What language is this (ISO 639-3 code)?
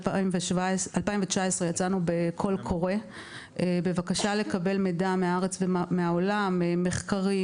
heb